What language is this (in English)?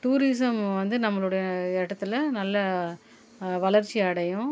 Tamil